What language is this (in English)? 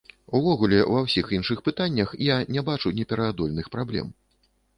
Belarusian